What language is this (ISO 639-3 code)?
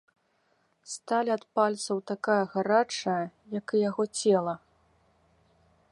bel